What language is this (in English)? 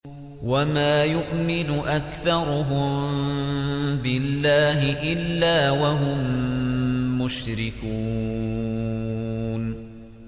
Arabic